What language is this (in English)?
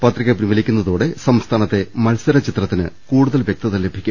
Malayalam